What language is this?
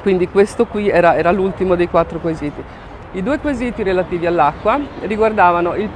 Italian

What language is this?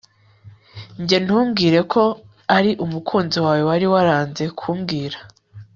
Kinyarwanda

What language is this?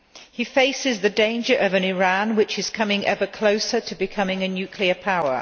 English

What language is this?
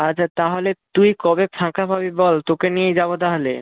Bangla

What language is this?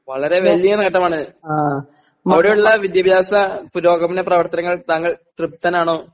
Malayalam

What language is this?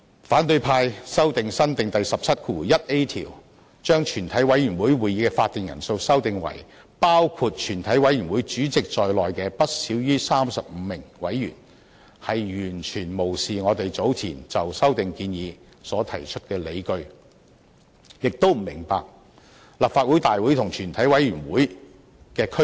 Cantonese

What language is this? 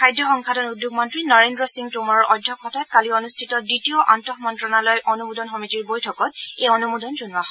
Assamese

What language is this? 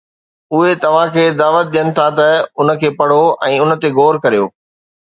Sindhi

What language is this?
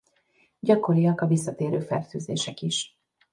Hungarian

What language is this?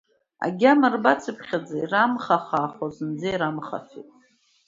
Abkhazian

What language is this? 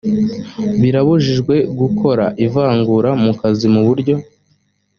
Kinyarwanda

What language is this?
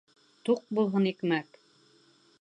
Bashkir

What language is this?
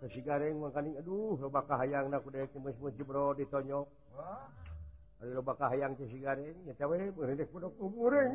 Indonesian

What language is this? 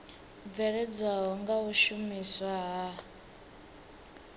Venda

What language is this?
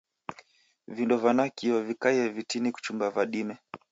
Taita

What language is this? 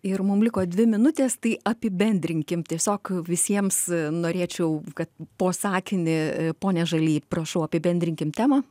Lithuanian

